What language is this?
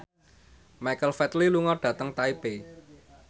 Javanese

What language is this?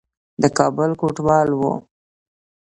Pashto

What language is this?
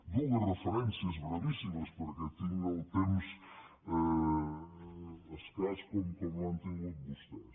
Catalan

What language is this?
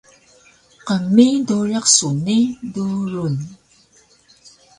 Taroko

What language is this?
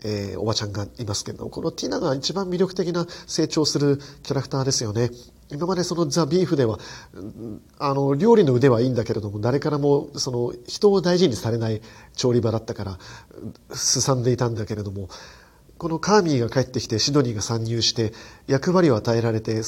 Japanese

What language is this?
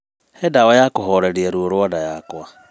Kikuyu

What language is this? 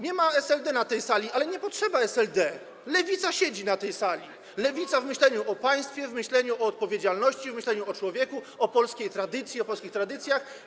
Polish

